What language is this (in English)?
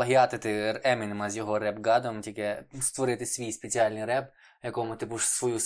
Ukrainian